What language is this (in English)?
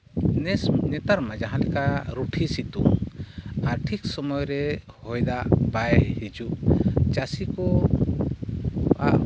Santali